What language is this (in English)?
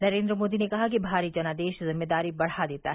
Hindi